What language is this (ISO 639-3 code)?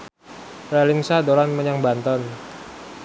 jav